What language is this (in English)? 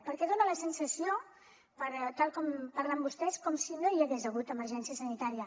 Catalan